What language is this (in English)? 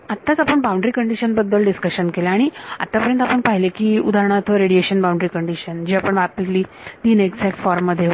Marathi